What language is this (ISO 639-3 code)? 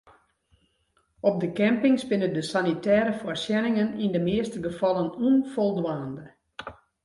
fry